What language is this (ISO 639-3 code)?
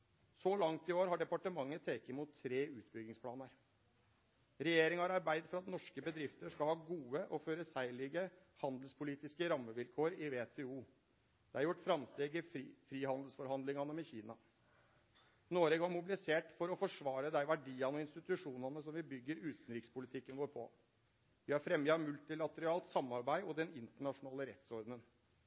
nno